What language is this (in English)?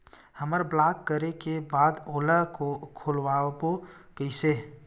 Chhattisgarhi